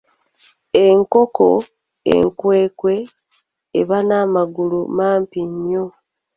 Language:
Ganda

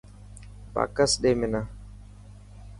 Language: Dhatki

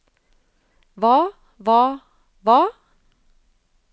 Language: Norwegian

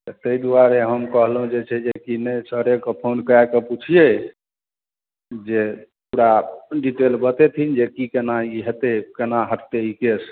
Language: Maithili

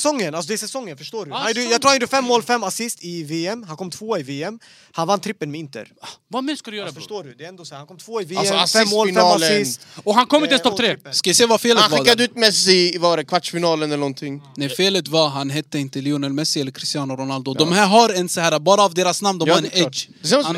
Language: Swedish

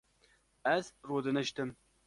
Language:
Kurdish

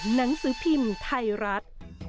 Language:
Thai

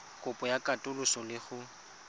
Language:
Tswana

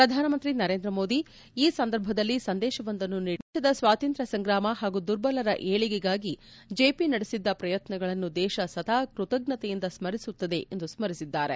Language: Kannada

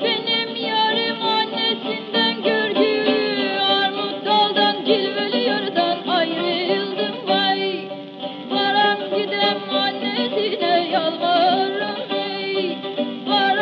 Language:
Romanian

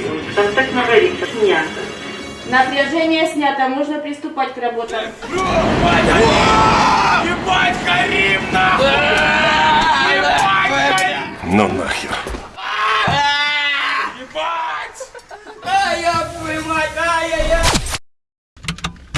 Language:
Russian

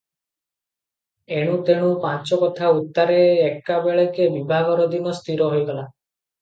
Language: Odia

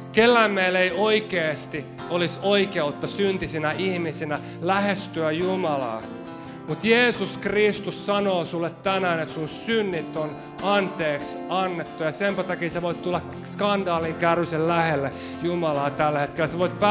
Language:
Finnish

